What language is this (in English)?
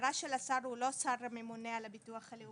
Hebrew